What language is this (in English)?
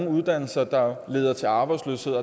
Danish